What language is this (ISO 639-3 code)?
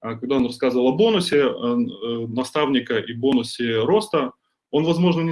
rus